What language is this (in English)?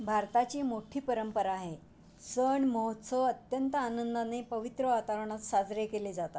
Marathi